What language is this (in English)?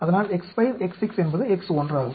Tamil